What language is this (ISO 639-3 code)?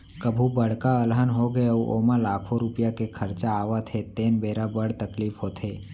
hne